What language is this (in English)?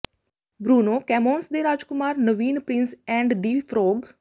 Punjabi